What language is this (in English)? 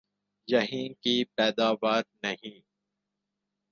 Urdu